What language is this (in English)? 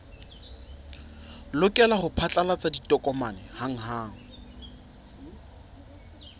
Southern Sotho